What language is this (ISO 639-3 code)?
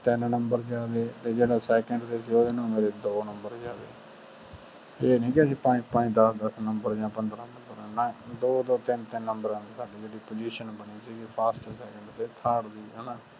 pan